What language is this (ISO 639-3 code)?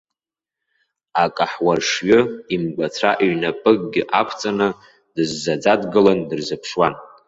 abk